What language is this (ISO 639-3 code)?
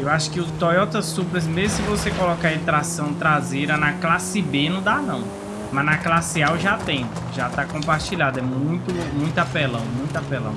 por